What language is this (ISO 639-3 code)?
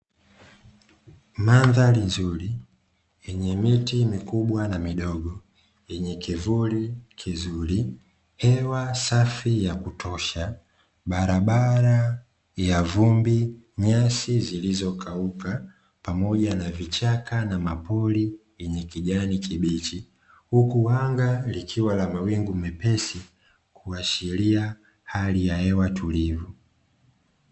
swa